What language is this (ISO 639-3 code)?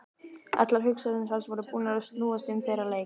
isl